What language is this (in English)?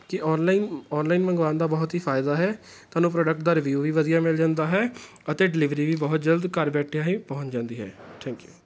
Punjabi